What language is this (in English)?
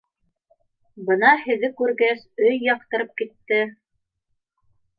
Bashkir